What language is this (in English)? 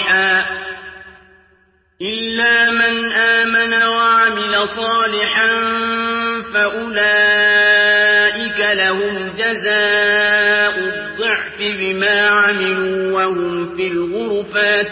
Arabic